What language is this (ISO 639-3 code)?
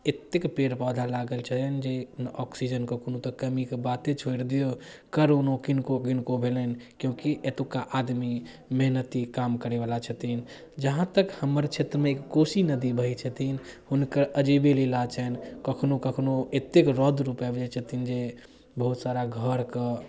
mai